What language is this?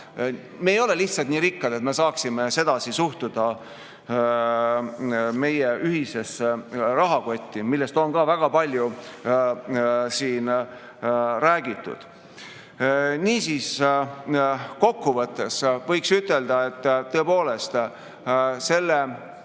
Estonian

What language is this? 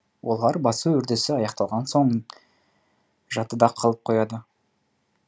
Kazakh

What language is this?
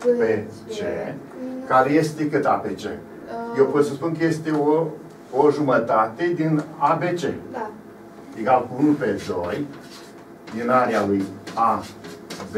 Romanian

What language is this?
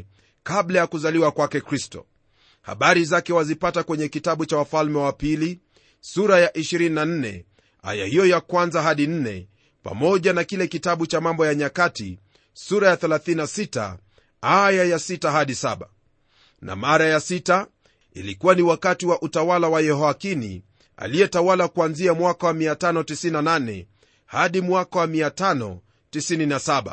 Swahili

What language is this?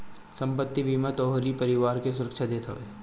Bhojpuri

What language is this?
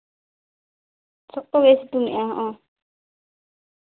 Santali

